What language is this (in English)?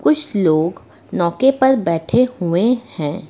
Hindi